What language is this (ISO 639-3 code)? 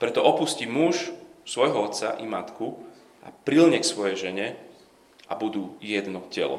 slk